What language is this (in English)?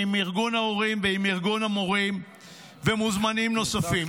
Hebrew